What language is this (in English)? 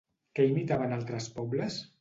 Catalan